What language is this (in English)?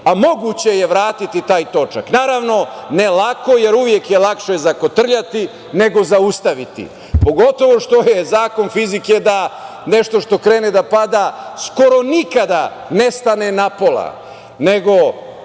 Serbian